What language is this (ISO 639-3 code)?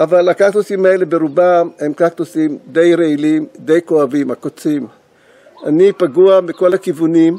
heb